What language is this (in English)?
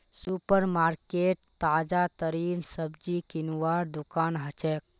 Magahi